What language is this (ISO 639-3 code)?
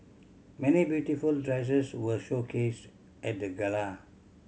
eng